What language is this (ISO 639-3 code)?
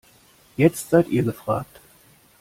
deu